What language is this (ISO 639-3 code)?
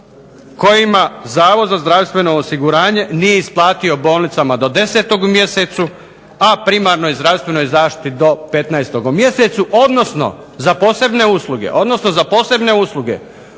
hrv